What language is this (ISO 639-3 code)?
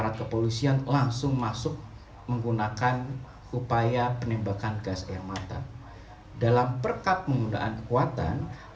ind